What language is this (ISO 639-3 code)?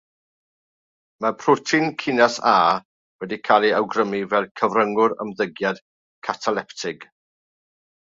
cym